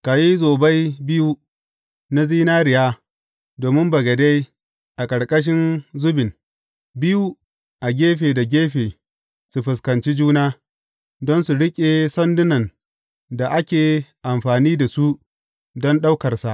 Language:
Hausa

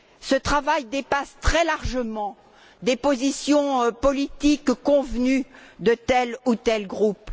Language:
French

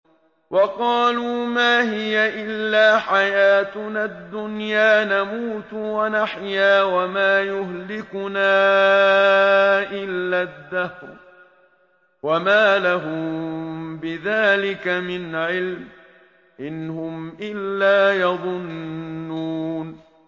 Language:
Arabic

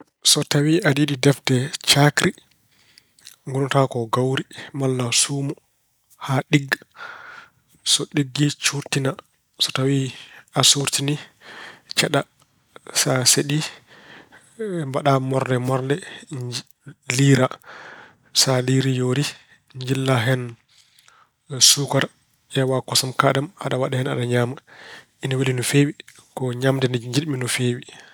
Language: Fula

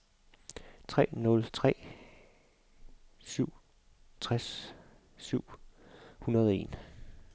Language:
Danish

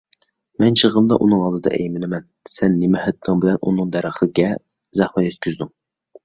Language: Uyghur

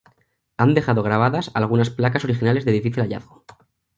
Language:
Spanish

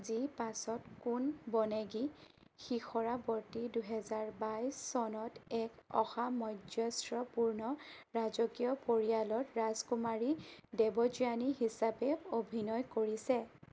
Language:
Assamese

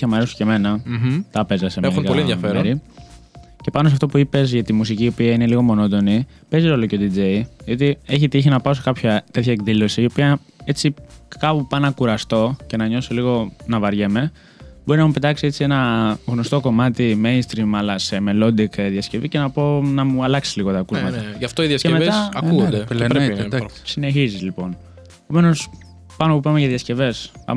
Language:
Greek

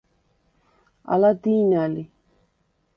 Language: Svan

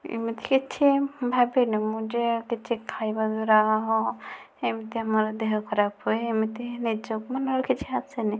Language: Odia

